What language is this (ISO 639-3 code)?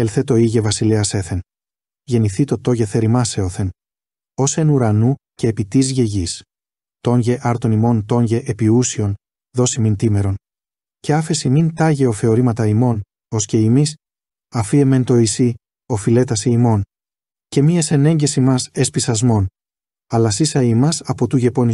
ell